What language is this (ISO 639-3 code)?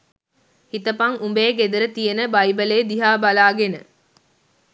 sin